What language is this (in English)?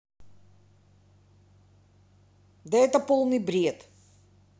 Russian